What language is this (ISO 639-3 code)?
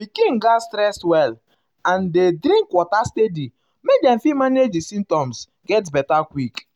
pcm